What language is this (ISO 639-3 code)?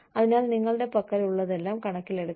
mal